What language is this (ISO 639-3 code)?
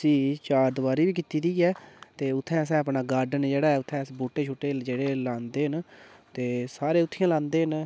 doi